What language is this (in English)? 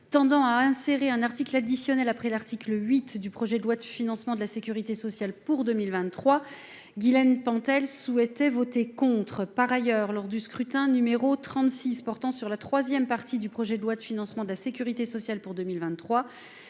French